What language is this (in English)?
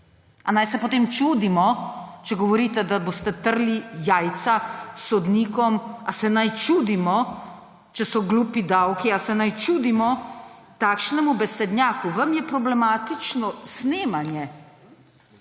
Slovenian